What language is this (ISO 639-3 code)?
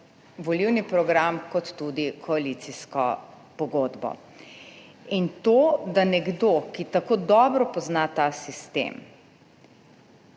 slv